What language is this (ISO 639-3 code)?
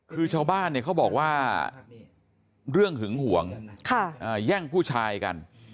tha